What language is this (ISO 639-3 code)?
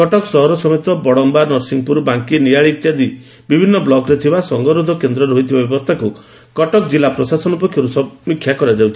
ori